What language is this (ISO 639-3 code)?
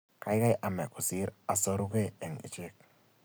kln